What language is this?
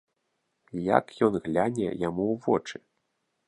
Belarusian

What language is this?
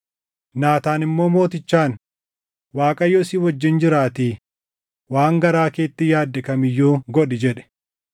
Oromo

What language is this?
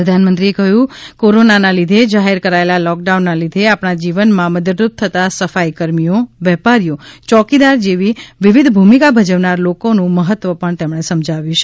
Gujarati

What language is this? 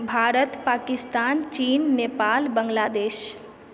Maithili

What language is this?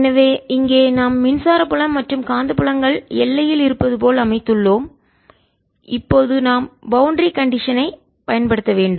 Tamil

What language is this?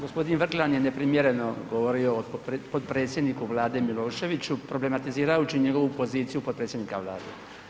Croatian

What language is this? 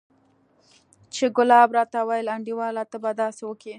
Pashto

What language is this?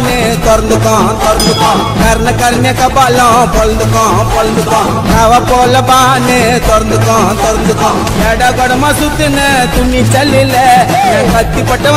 Arabic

